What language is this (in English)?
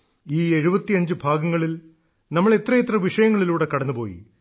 Malayalam